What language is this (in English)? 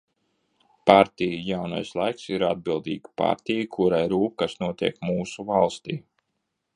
Latvian